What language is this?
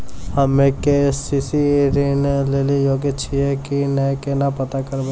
Maithili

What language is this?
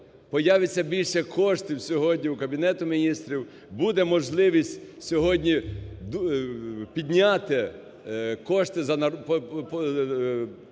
Ukrainian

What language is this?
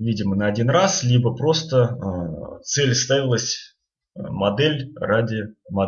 Russian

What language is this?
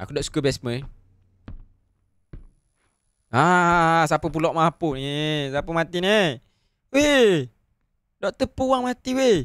Malay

